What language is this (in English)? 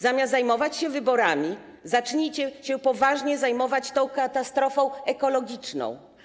Polish